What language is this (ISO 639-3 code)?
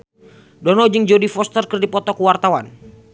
sun